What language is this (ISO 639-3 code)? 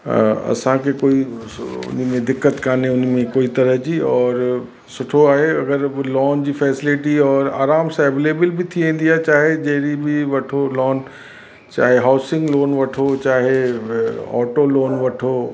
snd